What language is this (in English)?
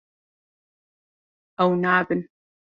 Kurdish